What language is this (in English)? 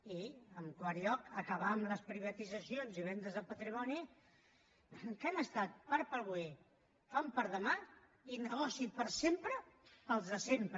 Catalan